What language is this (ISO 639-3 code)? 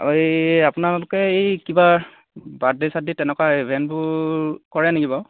asm